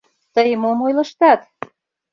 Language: Mari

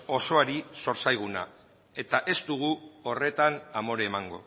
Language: Basque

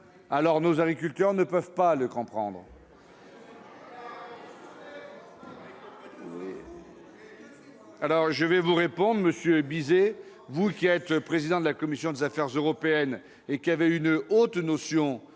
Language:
French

